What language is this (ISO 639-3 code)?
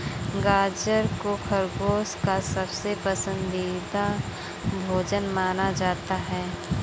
hin